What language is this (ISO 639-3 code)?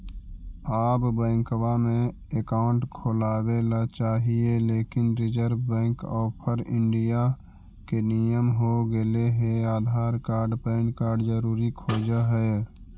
mag